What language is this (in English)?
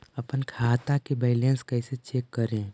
Magahi